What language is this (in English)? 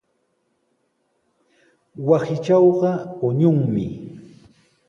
Sihuas Ancash Quechua